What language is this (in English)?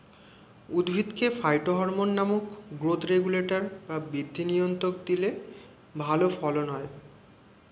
Bangla